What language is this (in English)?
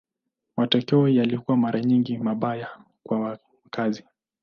Swahili